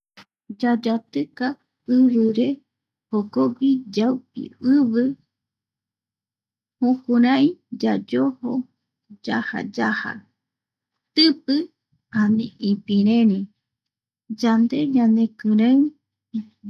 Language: Eastern Bolivian Guaraní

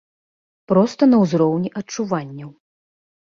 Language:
Belarusian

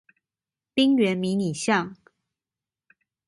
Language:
Chinese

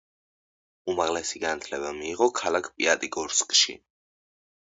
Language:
Georgian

